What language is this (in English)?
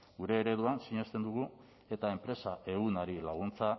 Basque